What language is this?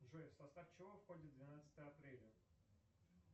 Russian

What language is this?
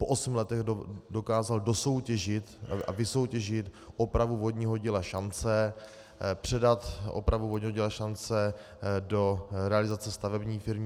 Czech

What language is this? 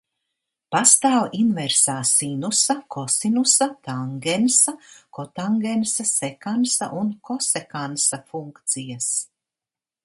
Latvian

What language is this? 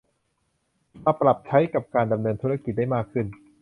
Thai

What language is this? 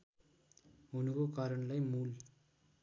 Nepali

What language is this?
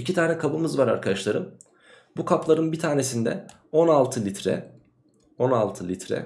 Turkish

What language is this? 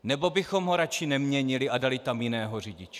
Czech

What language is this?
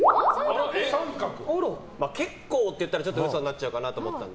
Japanese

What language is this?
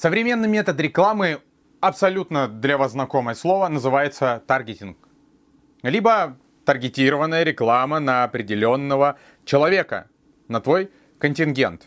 Russian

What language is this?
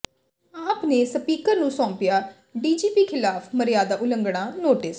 Punjabi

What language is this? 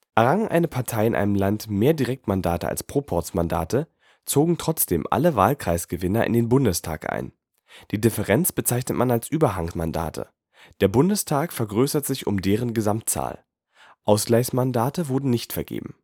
German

